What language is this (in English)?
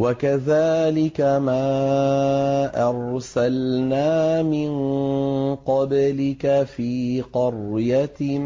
Arabic